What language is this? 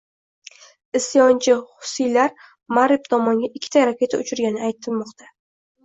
Uzbek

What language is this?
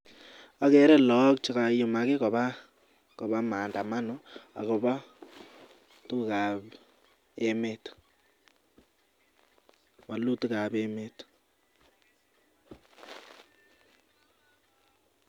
Kalenjin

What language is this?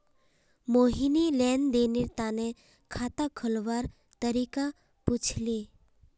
Magahi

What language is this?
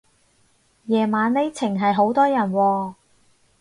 Cantonese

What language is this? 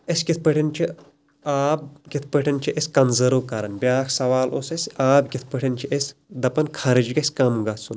Kashmiri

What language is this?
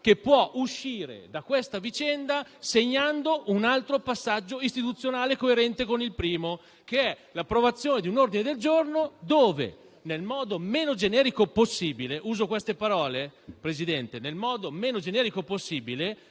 Italian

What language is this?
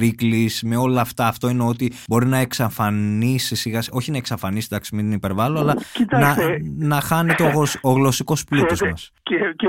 Greek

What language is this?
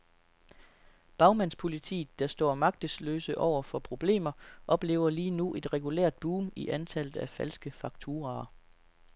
Danish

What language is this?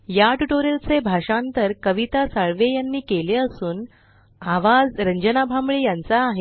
Marathi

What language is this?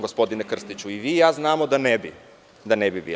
Serbian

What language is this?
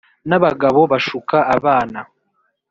Kinyarwanda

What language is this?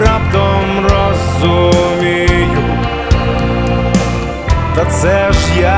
Ukrainian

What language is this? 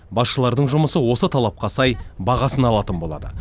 Kazakh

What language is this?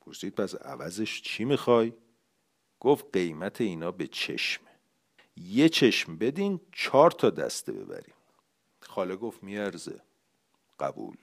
Persian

